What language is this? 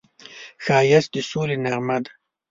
Pashto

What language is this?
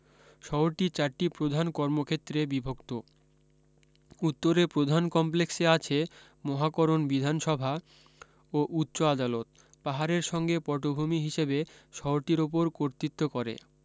Bangla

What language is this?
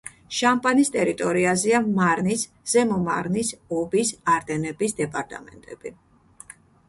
Georgian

